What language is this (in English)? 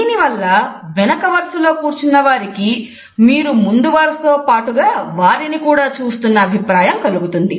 Telugu